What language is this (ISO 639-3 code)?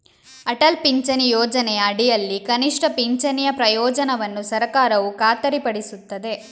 kan